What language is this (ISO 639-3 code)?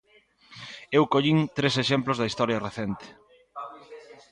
glg